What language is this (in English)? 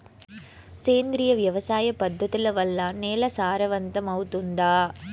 Telugu